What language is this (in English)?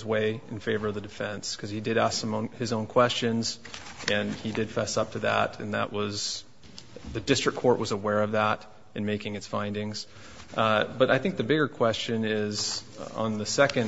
English